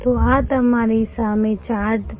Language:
Gujarati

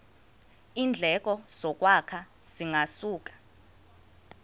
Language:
Xhosa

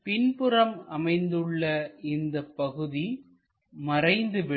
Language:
Tamil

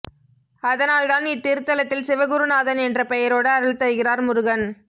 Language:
Tamil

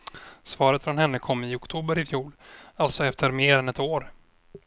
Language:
Swedish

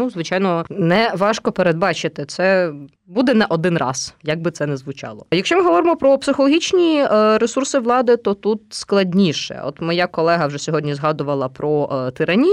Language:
Ukrainian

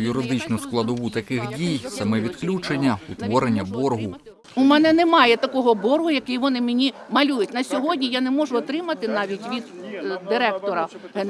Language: Ukrainian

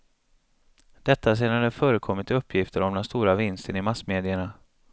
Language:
Swedish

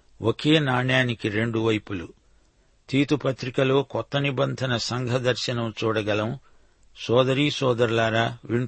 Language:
Telugu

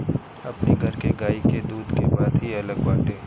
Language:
Bhojpuri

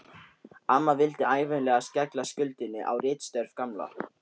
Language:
Icelandic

